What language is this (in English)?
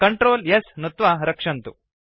Sanskrit